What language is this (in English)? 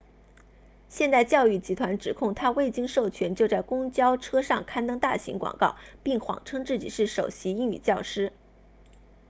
Chinese